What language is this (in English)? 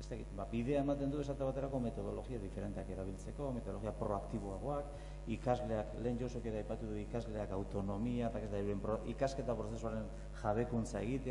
Spanish